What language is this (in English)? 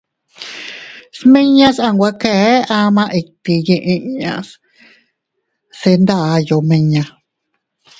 Teutila Cuicatec